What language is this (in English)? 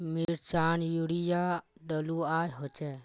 Magahi